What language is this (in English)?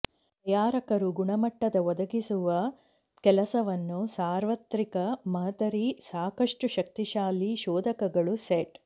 Kannada